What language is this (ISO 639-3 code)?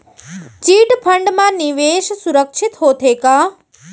hne